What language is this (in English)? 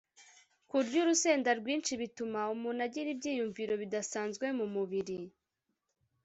Kinyarwanda